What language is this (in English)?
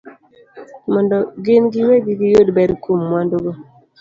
Luo (Kenya and Tanzania)